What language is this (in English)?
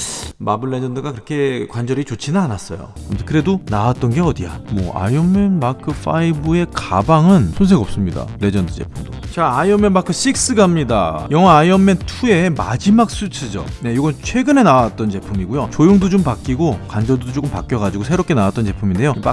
Korean